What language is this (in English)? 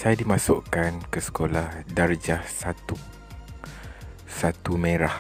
Malay